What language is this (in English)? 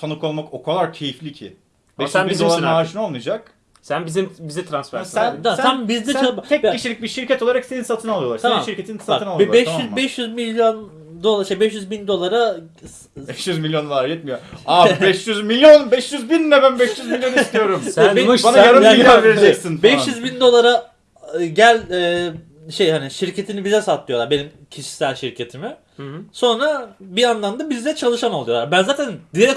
Turkish